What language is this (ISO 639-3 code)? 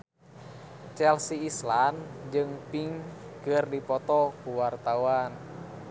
sun